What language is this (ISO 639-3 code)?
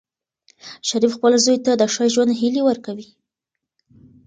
pus